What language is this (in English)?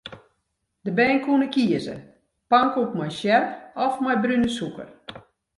Western Frisian